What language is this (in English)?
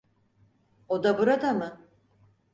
Turkish